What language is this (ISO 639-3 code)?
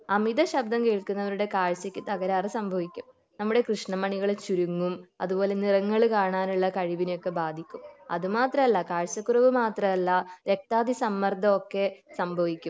mal